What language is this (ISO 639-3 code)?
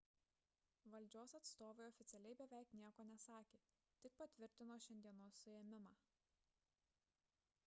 lit